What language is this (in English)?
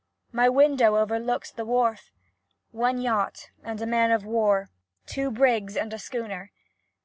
English